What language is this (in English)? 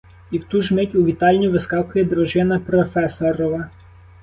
Ukrainian